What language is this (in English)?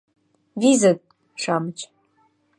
Mari